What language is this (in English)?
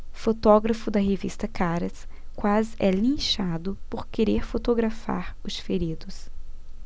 Portuguese